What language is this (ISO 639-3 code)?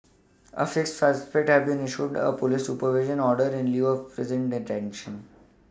eng